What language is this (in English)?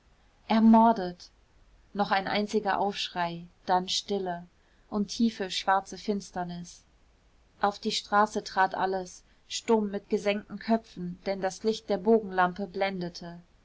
German